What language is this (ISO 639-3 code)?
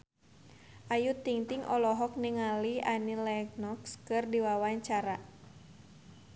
sun